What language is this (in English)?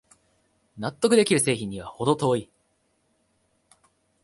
Japanese